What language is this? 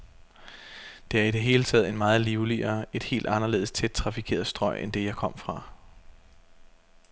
Danish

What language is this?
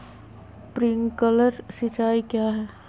Magahi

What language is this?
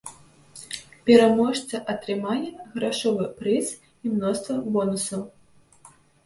Belarusian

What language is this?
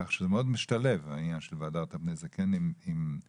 Hebrew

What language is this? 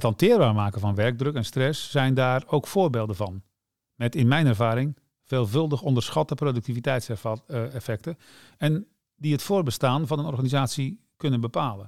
Dutch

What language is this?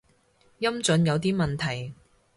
Cantonese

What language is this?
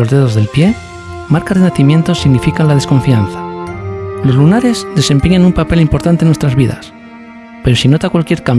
Spanish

